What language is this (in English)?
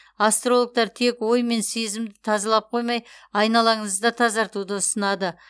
Kazakh